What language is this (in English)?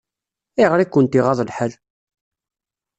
Kabyle